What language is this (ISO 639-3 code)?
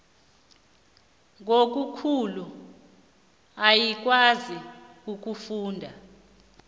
nbl